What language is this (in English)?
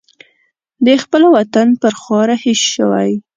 Pashto